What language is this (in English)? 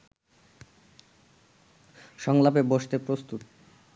Bangla